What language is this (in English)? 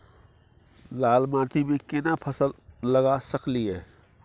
Maithili